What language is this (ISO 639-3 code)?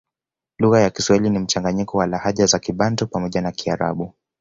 swa